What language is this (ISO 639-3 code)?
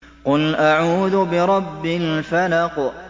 ara